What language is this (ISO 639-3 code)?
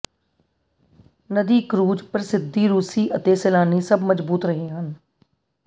pan